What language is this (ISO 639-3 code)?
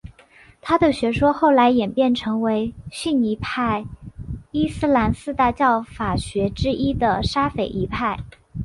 zho